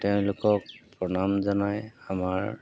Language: Assamese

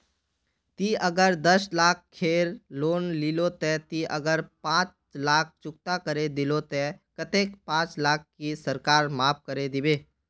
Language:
Magahi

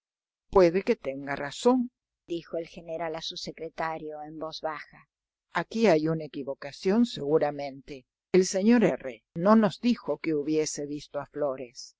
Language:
Spanish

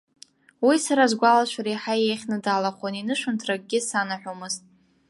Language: Abkhazian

